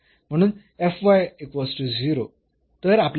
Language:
Marathi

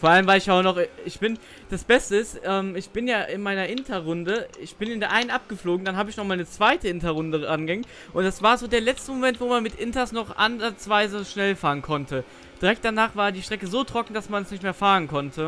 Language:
German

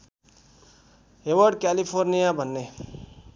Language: Nepali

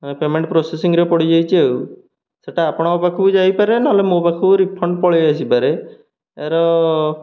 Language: Odia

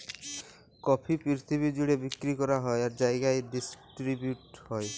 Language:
Bangla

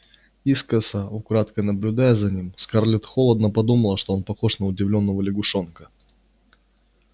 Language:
Russian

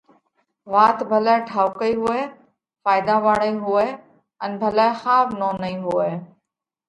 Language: Parkari Koli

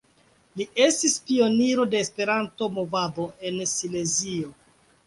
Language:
Esperanto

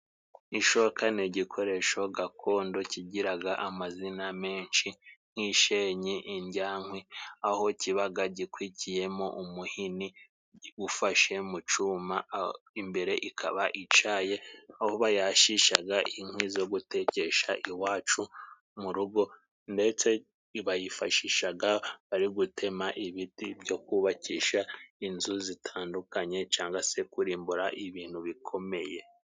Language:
Kinyarwanda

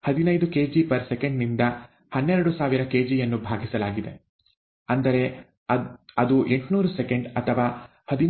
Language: Kannada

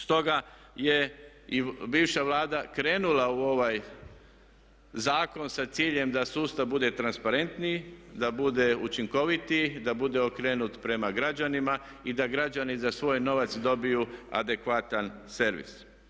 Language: Croatian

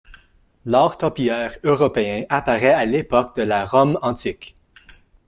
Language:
French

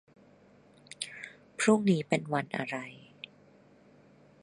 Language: Thai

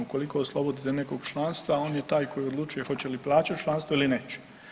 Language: Croatian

